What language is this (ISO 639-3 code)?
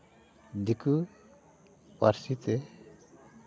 sat